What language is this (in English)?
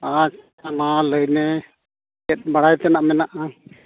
Santali